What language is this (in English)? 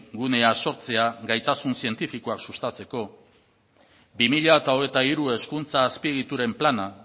Basque